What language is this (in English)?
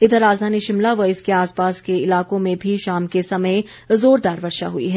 Hindi